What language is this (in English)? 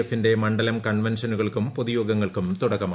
Malayalam